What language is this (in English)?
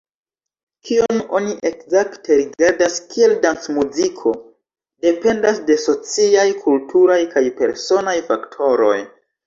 Esperanto